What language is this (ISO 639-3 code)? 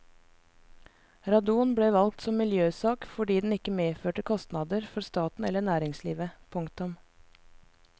nor